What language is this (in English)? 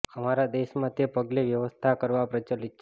Gujarati